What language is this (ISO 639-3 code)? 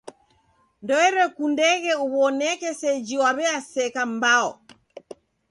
dav